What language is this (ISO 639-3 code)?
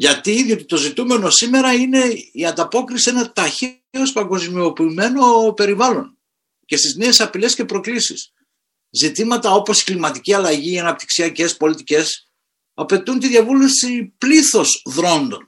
ell